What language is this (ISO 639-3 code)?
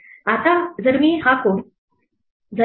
mar